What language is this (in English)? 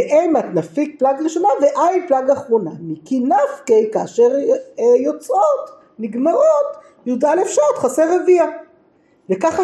Hebrew